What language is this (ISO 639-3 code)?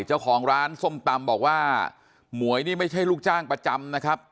tha